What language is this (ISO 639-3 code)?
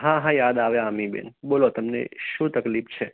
guj